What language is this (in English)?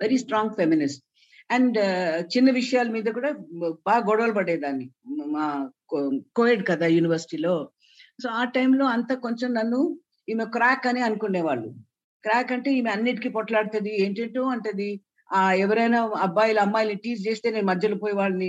Telugu